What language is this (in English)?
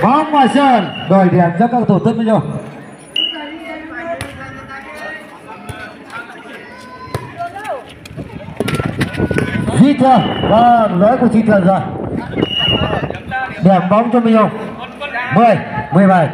Vietnamese